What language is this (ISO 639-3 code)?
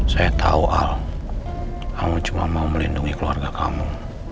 ind